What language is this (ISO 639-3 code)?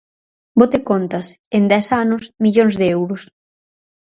glg